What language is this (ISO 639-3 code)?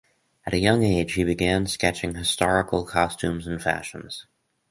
eng